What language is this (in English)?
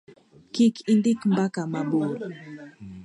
Luo (Kenya and Tanzania)